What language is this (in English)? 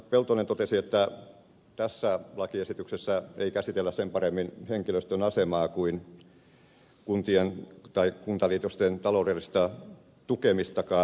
Finnish